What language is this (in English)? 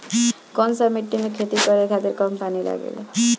Bhojpuri